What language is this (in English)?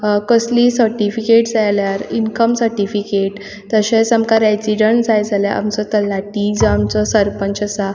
Konkani